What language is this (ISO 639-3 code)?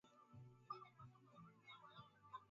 swa